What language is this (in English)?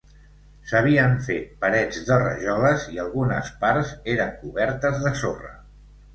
Catalan